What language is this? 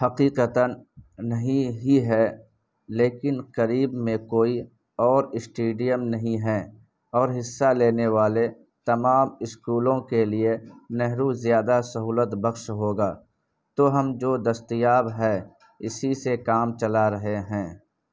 Urdu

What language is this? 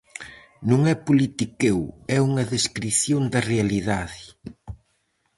Galician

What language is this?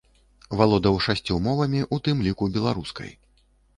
Belarusian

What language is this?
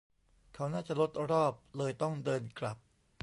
Thai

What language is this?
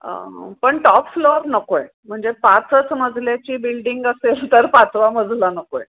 Marathi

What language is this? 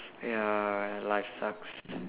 English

